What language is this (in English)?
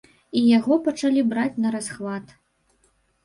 Belarusian